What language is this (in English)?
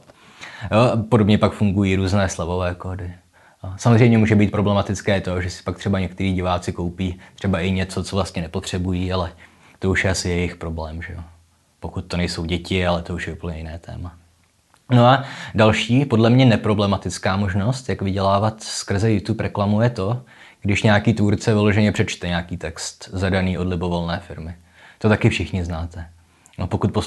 Czech